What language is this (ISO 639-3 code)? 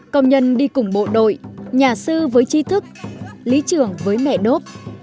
vie